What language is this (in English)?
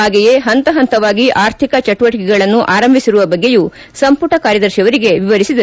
Kannada